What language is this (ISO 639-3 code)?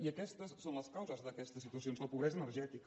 cat